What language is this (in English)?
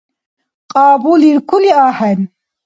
Dargwa